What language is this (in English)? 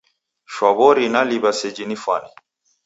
Taita